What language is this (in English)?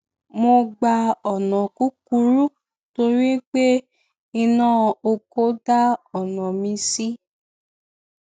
Yoruba